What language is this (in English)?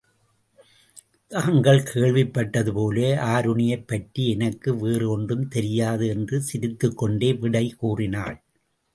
Tamil